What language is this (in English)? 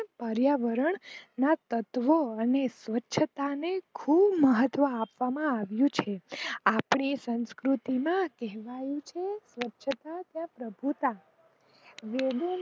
Gujarati